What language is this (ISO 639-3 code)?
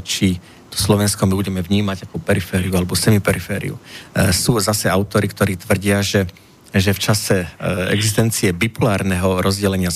slk